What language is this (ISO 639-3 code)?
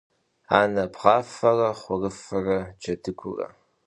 kbd